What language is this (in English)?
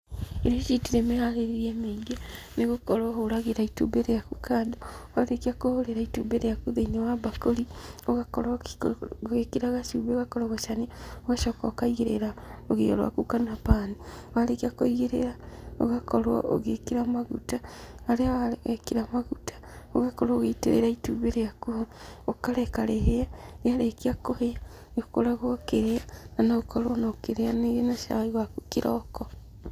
Kikuyu